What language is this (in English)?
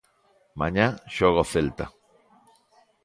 Galician